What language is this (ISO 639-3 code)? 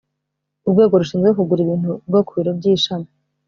kin